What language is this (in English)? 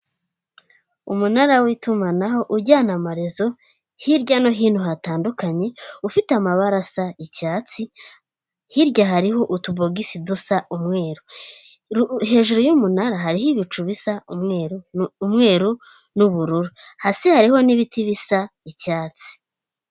Kinyarwanda